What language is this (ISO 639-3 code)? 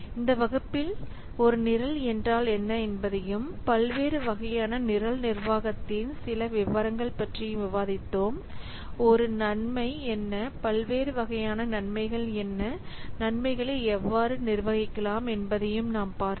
tam